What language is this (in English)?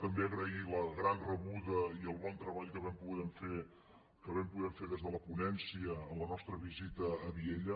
Catalan